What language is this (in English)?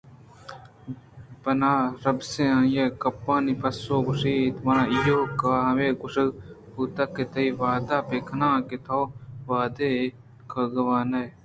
Eastern Balochi